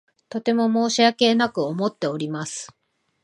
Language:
Japanese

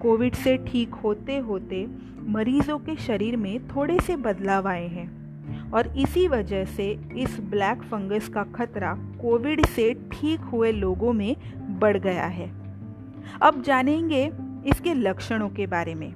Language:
Hindi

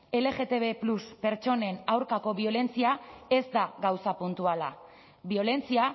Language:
Basque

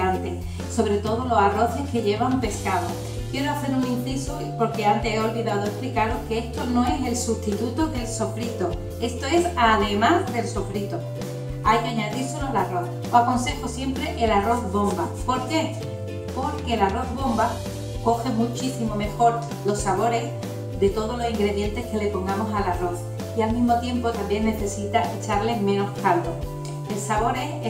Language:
Spanish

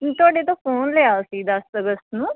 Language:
Punjabi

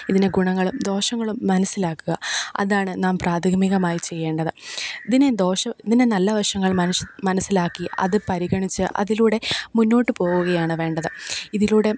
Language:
Malayalam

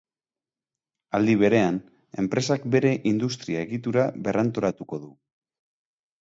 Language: Basque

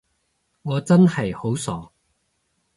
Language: Cantonese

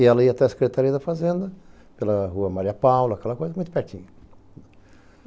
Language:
Portuguese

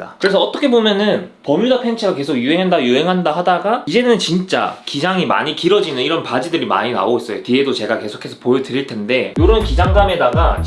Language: Korean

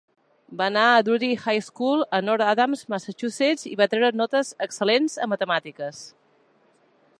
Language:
Catalan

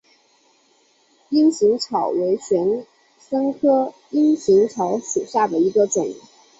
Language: Chinese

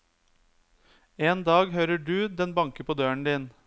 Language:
Norwegian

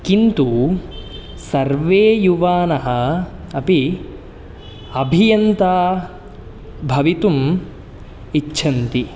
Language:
Sanskrit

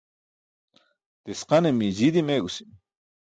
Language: Burushaski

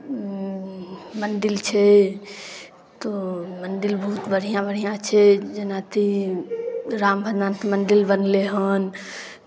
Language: Maithili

